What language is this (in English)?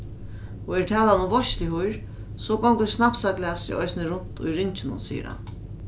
Faroese